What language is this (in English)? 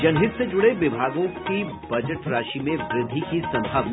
Hindi